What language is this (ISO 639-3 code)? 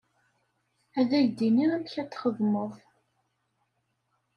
kab